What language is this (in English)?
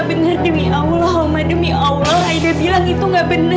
Indonesian